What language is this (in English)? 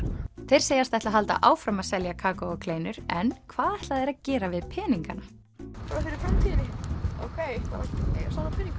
Icelandic